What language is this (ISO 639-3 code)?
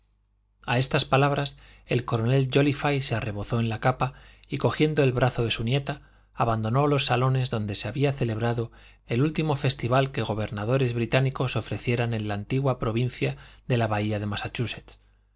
spa